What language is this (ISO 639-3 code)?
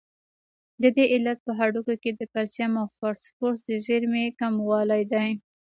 pus